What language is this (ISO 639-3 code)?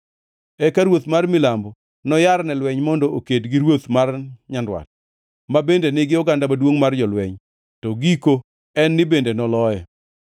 luo